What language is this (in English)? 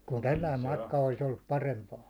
Finnish